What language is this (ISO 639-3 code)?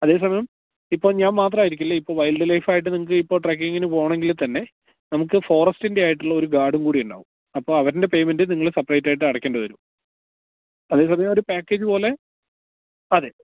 mal